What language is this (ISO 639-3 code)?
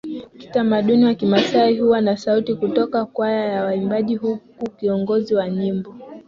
swa